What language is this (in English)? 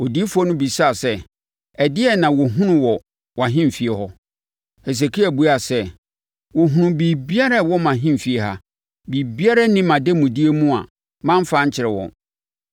Akan